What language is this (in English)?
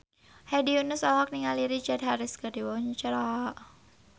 Sundanese